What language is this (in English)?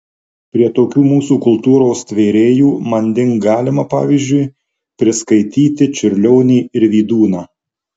Lithuanian